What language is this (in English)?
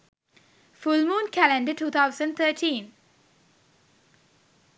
Sinhala